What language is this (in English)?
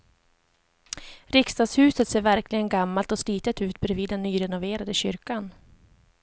Swedish